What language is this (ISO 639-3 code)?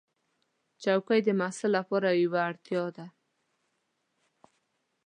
pus